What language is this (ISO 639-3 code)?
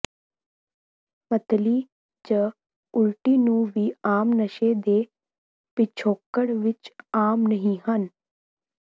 pan